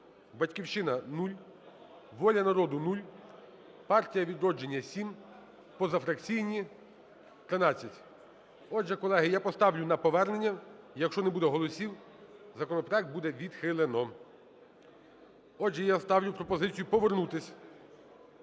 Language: Ukrainian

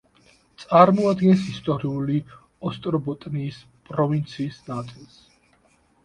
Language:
Georgian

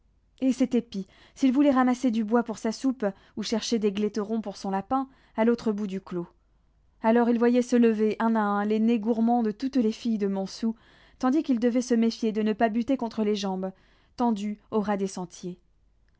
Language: French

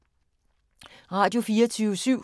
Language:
Danish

